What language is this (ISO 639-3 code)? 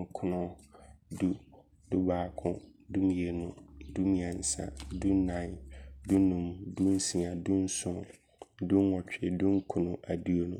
abr